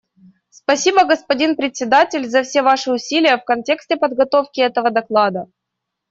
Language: Russian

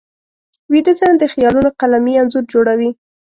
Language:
Pashto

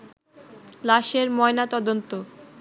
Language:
Bangla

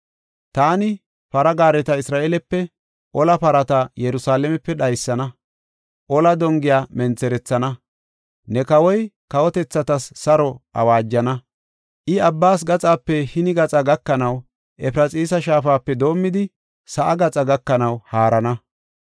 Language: Gofa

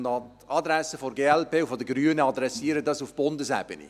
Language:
Swiss German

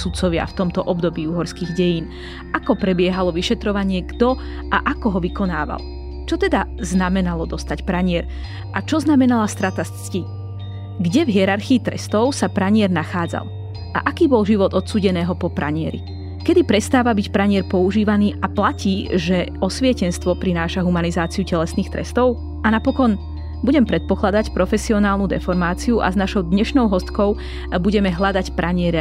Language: Slovak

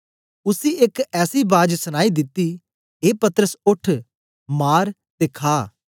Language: Dogri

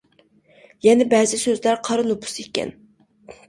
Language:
Uyghur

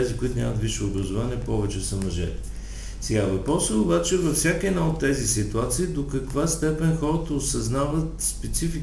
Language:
Bulgarian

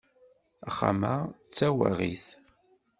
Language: Kabyle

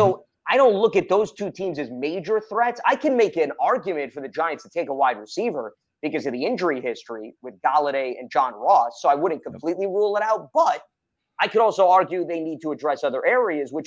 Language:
English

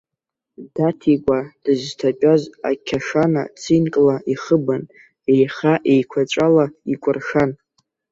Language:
Abkhazian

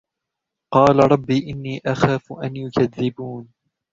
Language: Arabic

